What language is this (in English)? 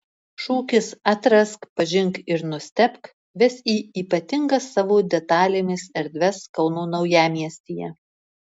Lithuanian